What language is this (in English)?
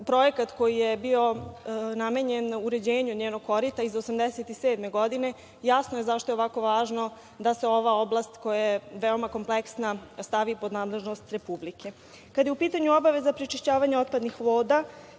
Serbian